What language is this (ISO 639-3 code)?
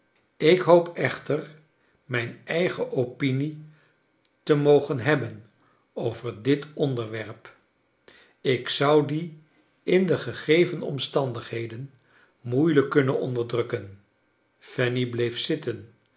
nld